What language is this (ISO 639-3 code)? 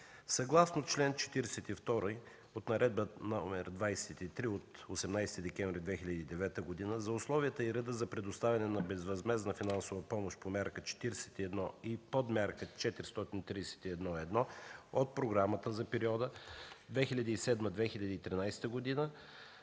bul